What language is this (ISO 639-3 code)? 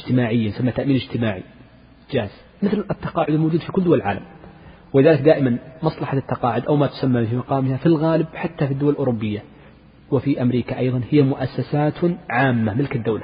ara